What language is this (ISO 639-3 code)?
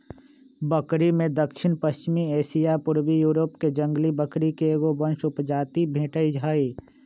mag